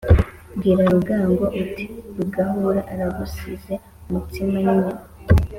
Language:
Kinyarwanda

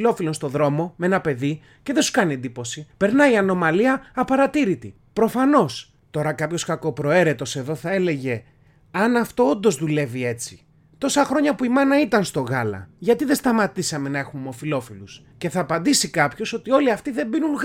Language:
Greek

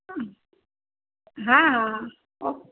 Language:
Gujarati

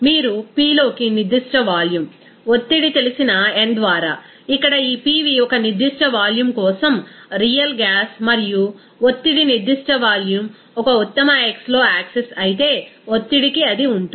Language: Telugu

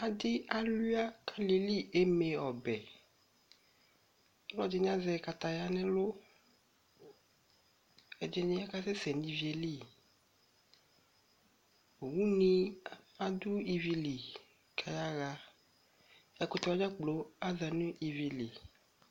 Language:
Ikposo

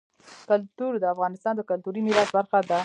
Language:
Pashto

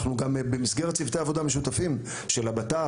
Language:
Hebrew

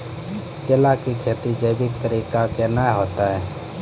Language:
Maithili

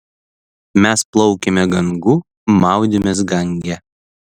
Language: Lithuanian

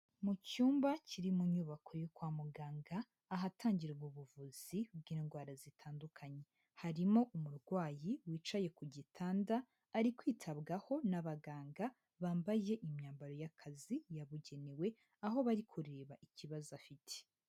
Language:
Kinyarwanda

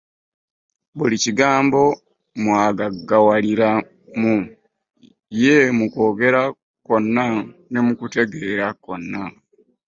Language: Ganda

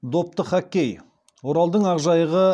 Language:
Kazakh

